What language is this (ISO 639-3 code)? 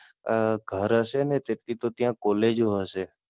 guj